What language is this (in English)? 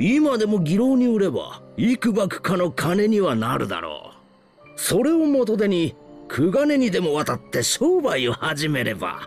Japanese